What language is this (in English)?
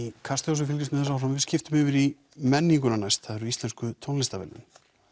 Icelandic